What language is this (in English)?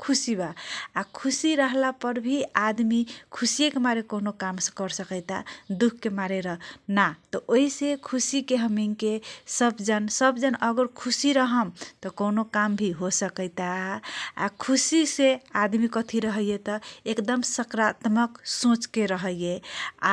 Kochila Tharu